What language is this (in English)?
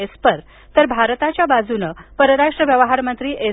Marathi